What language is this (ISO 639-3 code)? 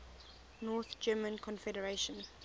eng